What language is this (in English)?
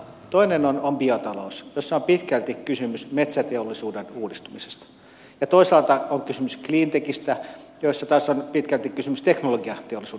Finnish